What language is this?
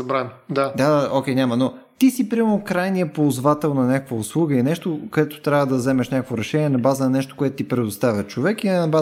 Bulgarian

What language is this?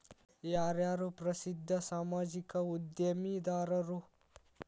Kannada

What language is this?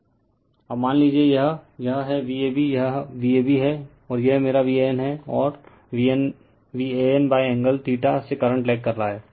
Hindi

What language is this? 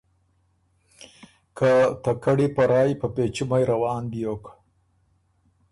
Ormuri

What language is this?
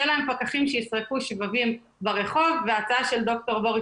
Hebrew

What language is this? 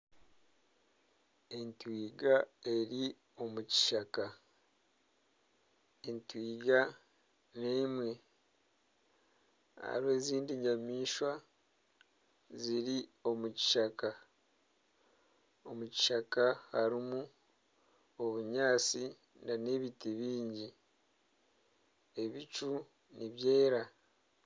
Nyankole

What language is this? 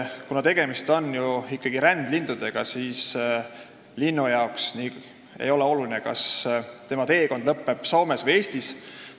Estonian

